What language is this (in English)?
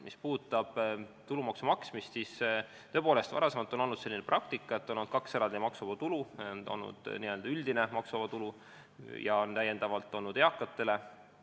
Estonian